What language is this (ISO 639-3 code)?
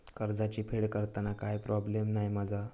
mar